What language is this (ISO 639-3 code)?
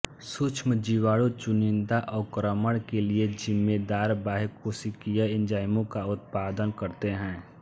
hin